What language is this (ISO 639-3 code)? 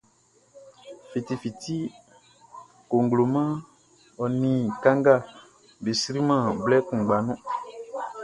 bci